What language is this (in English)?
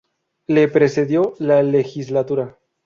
Spanish